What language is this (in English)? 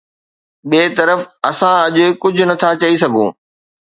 Sindhi